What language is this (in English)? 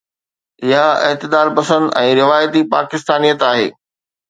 Sindhi